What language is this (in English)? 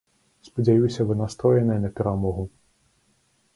Belarusian